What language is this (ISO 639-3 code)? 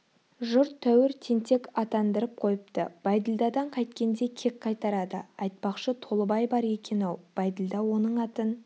kaz